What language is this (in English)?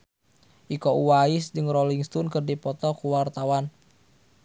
Sundanese